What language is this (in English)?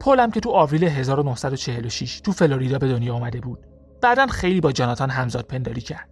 Persian